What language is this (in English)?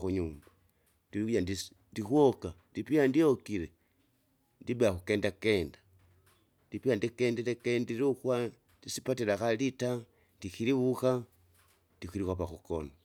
Kinga